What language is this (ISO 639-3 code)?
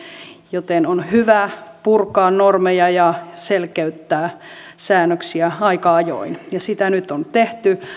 fin